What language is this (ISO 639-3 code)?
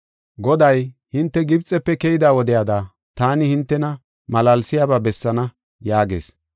gof